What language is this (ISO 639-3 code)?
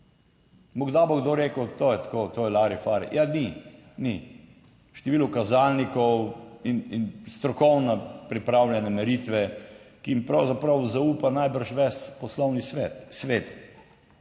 slv